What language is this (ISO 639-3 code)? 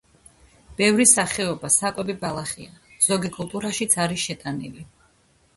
kat